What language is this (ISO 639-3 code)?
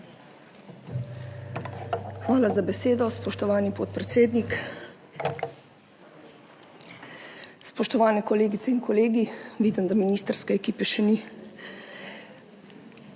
slv